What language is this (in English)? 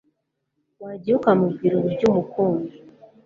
Kinyarwanda